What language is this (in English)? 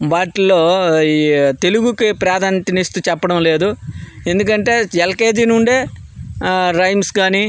Telugu